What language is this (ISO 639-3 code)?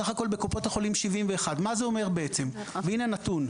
heb